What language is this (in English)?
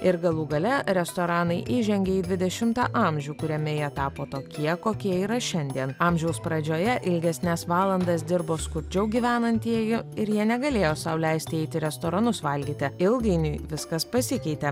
Lithuanian